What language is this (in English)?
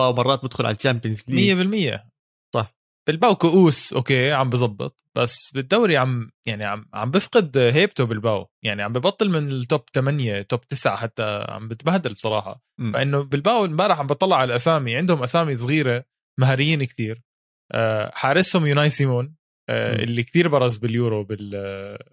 Arabic